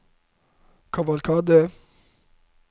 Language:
Norwegian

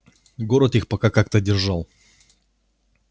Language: Russian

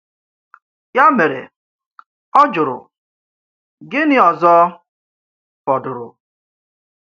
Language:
Igbo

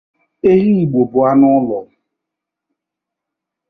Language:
Igbo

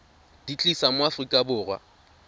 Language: Tswana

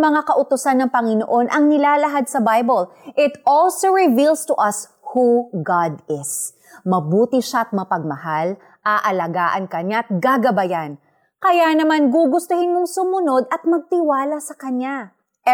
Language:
Filipino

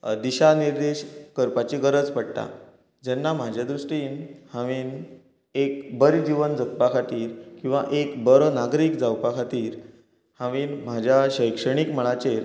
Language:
Konkani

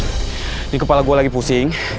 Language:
Indonesian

